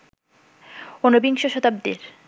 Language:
Bangla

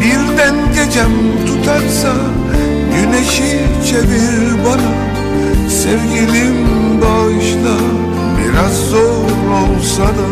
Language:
Turkish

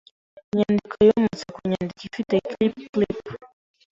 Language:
Kinyarwanda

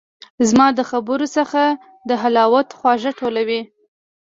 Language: Pashto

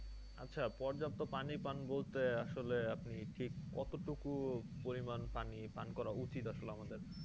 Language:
Bangla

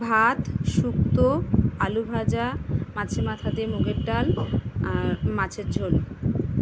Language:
Bangla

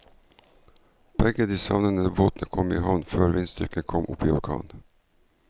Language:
Norwegian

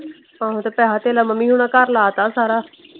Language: Punjabi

